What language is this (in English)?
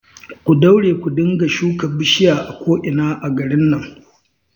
Hausa